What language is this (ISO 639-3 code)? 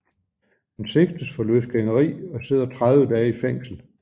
dan